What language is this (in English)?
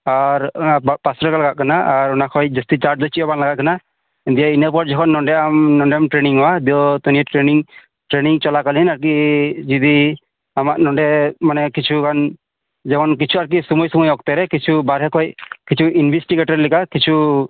Santali